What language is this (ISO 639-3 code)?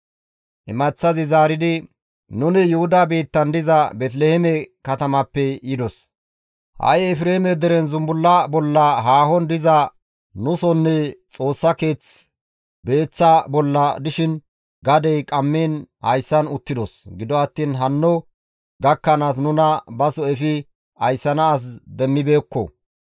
gmv